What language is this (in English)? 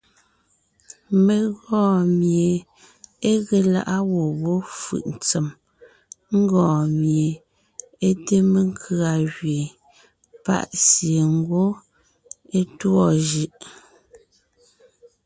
Ngiemboon